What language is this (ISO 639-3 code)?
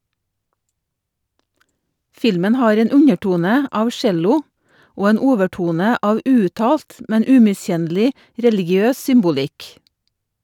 nor